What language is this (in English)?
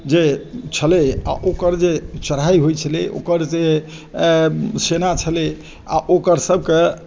Maithili